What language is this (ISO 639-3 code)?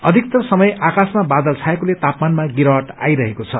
nep